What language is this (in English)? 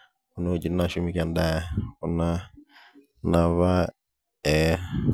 Masai